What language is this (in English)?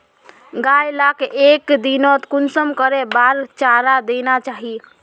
Magahi